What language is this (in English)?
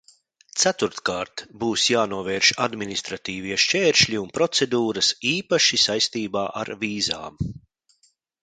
Latvian